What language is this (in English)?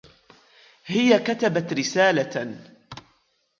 Arabic